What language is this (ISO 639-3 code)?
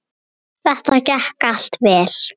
isl